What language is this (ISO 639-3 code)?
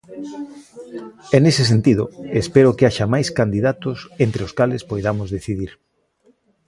glg